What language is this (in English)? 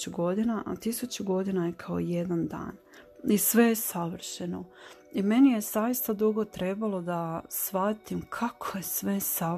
Croatian